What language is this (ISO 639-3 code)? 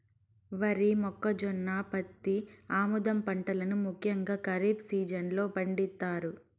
tel